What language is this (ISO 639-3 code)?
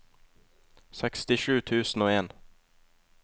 nor